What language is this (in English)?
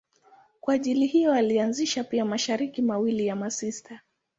Swahili